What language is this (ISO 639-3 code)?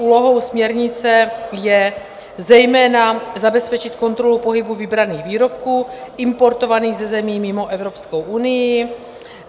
ces